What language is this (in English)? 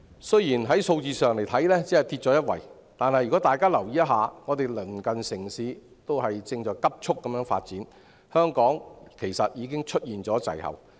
Cantonese